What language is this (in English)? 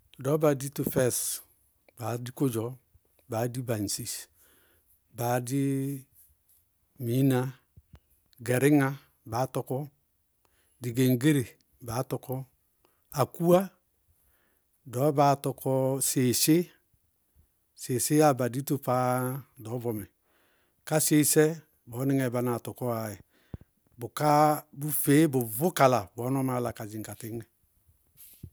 Bago-Kusuntu